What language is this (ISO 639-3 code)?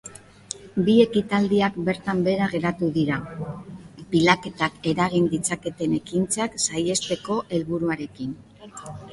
eus